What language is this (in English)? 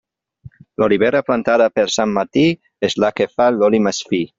Catalan